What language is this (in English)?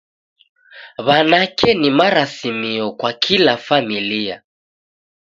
Taita